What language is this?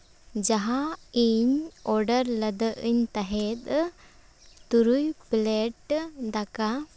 Santali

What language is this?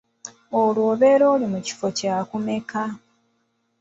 Ganda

